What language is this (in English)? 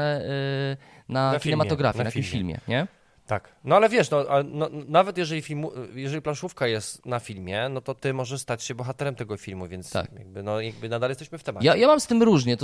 Polish